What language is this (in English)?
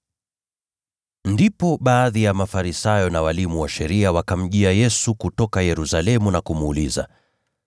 Swahili